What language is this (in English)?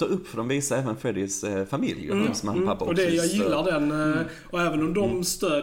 Swedish